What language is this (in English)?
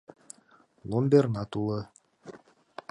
Mari